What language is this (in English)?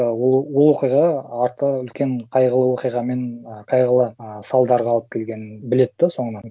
Kazakh